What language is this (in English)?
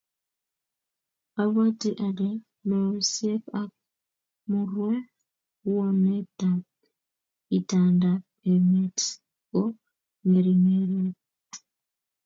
Kalenjin